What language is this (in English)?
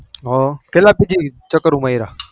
Gujarati